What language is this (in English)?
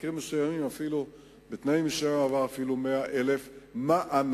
Hebrew